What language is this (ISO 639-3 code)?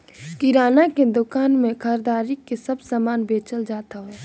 bho